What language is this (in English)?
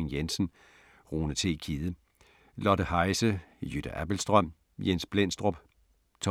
Danish